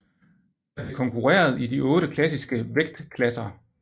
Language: Danish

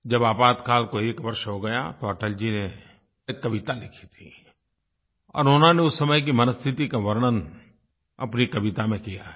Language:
Hindi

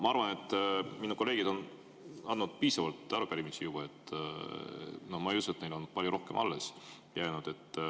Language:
Estonian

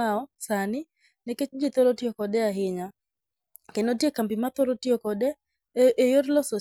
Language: Luo (Kenya and Tanzania)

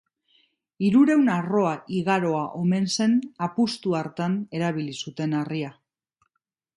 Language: Basque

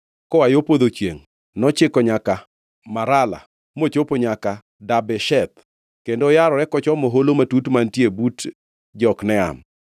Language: Luo (Kenya and Tanzania)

